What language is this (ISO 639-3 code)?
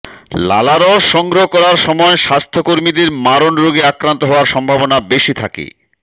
ben